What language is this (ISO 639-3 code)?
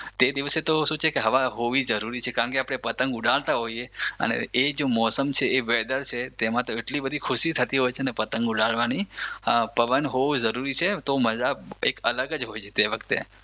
guj